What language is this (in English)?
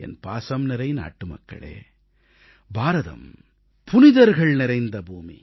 Tamil